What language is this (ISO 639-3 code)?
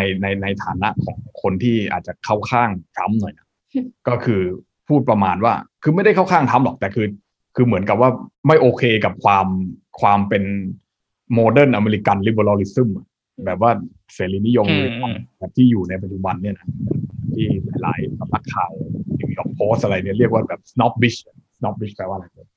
tha